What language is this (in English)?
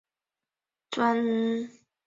Chinese